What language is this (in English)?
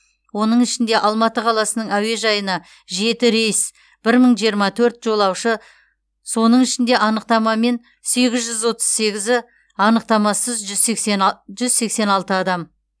Kazakh